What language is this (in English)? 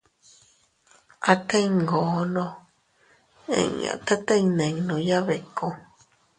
Teutila Cuicatec